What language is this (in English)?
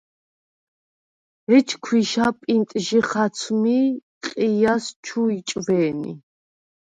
Svan